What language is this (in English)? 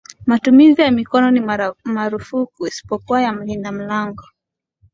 Swahili